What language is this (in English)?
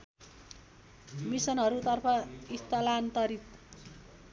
Nepali